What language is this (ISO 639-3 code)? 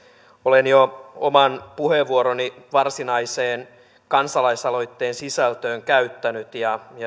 fin